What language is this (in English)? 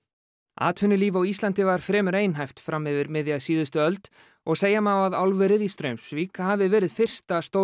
Icelandic